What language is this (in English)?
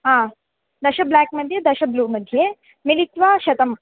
Sanskrit